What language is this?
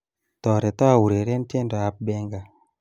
Kalenjin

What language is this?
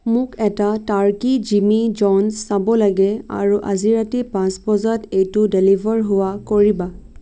Assamese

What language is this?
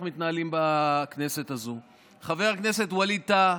Hebrew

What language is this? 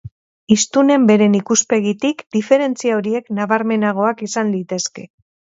Basque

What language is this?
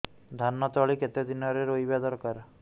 Odia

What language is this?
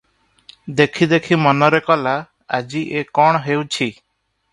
Odia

